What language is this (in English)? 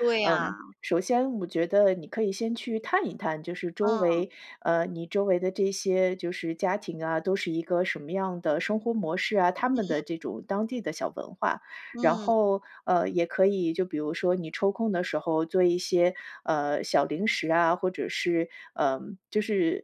Chinese